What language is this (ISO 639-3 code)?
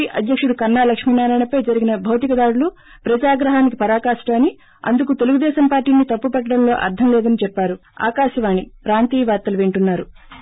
tel